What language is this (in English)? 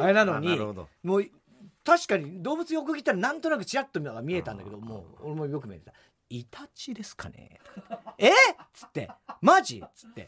Japanese